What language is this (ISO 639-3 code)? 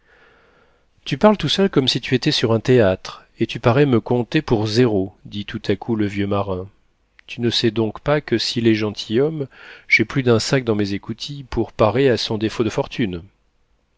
fra